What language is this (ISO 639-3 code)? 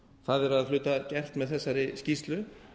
isl